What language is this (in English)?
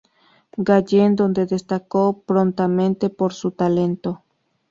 Spanish